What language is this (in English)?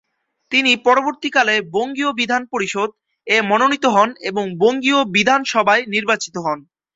Bangla